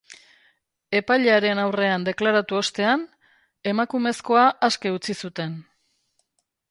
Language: Basque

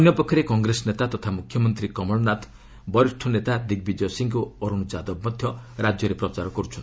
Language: Odia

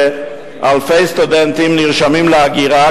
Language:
Hebrew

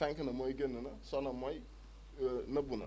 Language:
Wolof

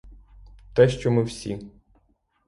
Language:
Ukrainian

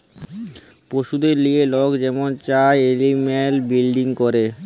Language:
Bangla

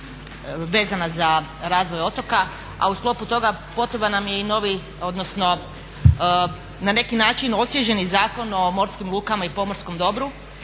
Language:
Croatian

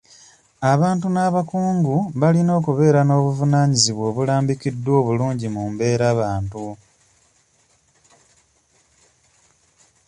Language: Ganda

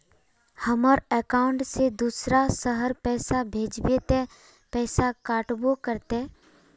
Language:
Magahi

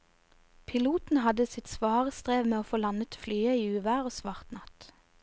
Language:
Norwegian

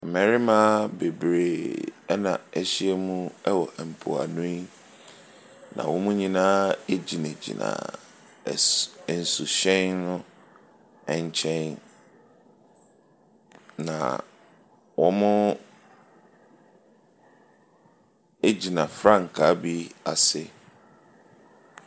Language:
Akan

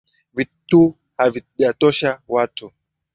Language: Swahili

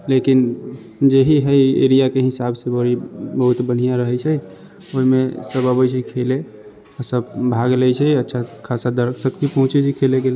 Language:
Maithili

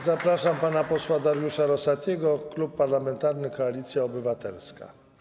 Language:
Polish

